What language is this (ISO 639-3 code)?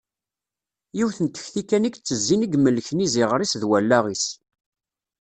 kab